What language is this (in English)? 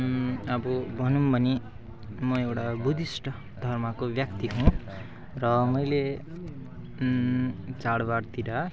Nepali